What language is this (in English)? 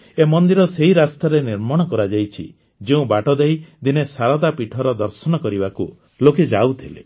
Odia